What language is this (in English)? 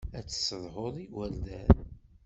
Kabyle